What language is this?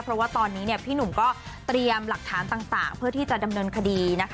Thai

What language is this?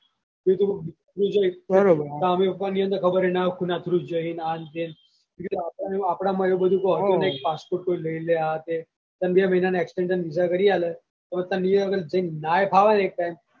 Gujarati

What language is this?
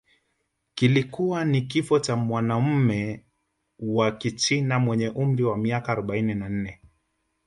Swahili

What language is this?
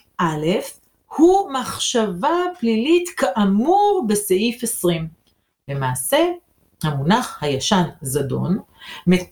Hebrew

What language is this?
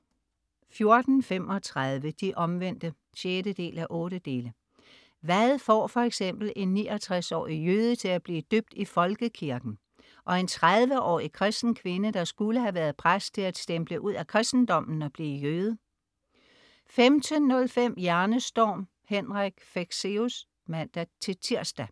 Danish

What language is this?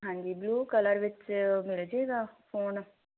Punjabi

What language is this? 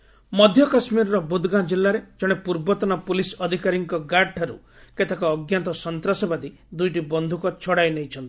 Odia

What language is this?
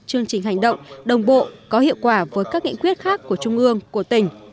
Vietnamese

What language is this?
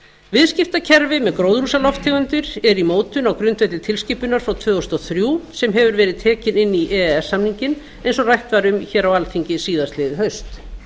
Icelandic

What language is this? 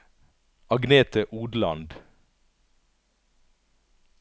Norwegian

